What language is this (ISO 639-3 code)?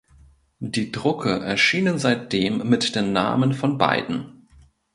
deu